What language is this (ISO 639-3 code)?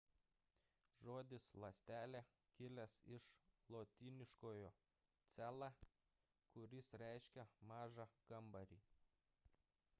lit